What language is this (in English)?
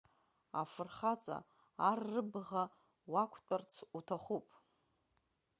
Abkhazian